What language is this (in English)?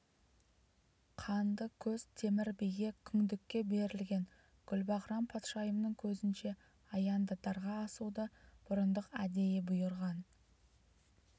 Kazakh